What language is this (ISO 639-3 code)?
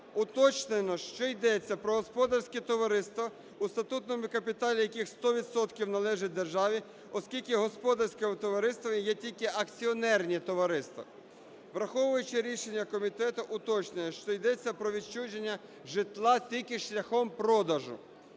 ukr